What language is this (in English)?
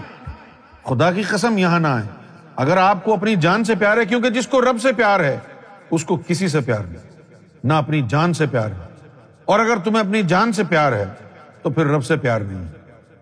Urdu